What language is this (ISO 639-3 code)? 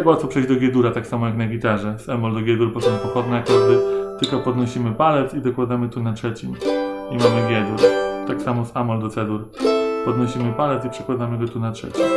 pol